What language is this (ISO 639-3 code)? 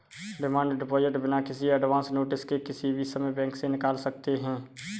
hin